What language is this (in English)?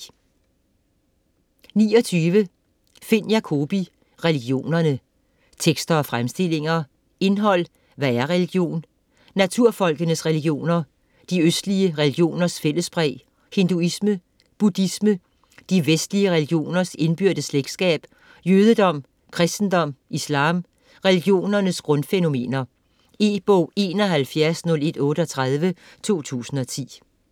Danish